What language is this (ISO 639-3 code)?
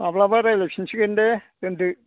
brx